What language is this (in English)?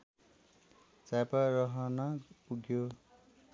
Nepali